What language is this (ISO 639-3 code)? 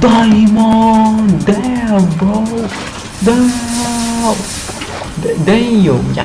ara